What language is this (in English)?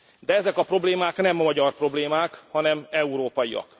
Hungarian